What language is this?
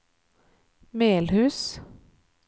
Norwegian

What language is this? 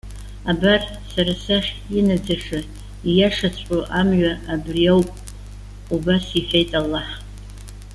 Abkhazian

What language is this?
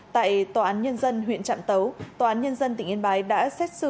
Vietnamese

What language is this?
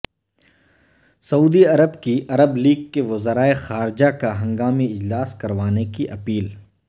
Urdu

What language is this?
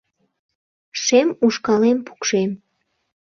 Mari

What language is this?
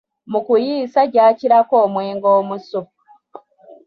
Ganda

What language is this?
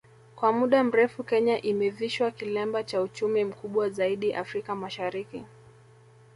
Swahili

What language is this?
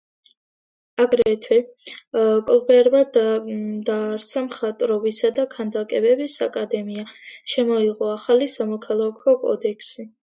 Georgian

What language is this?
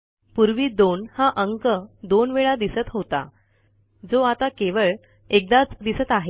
Marathi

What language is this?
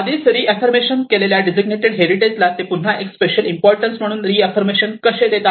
Marathi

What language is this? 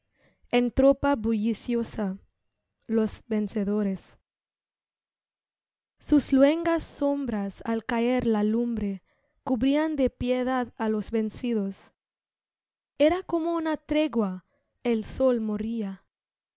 Spanish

